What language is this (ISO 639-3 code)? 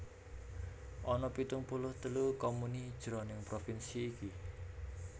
jav